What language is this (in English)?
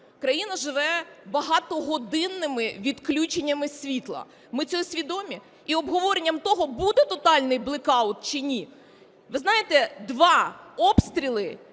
Ukrainian